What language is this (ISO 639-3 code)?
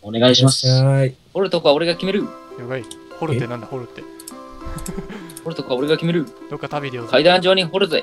jpn